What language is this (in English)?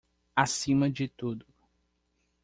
Portuguese